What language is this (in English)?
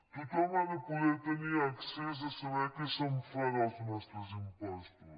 Catalan